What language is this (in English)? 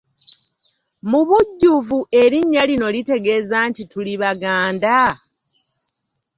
Ganda